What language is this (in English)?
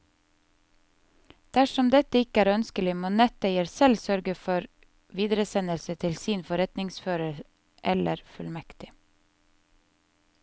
Norwegian